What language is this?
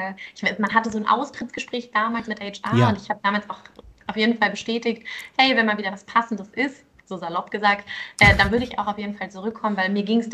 German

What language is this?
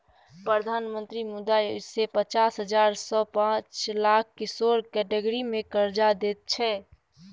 Maithili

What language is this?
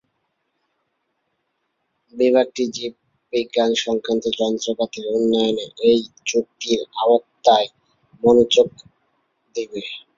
Bangla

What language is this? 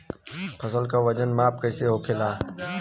Bhojpuri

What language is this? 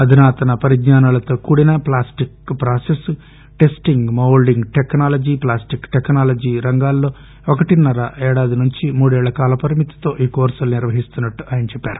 Telugu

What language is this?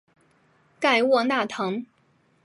Chinese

